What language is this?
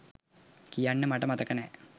Sinhala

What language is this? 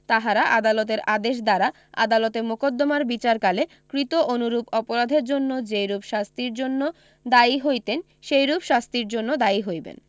Bangla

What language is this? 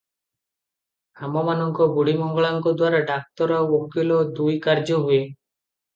Odia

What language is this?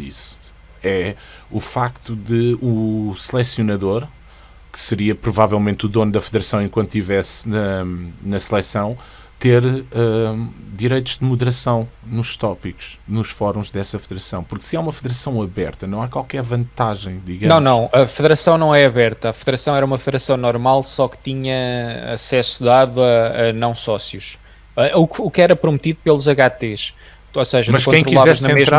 Portuguese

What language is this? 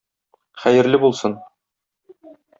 Tatar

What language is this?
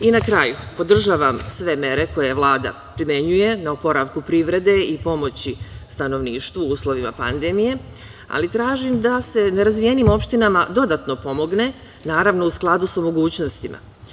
Serbian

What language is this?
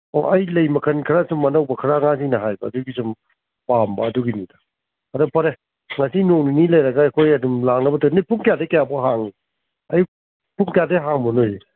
Manipuri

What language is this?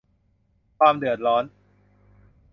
Thai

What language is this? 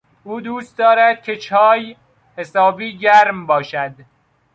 Persian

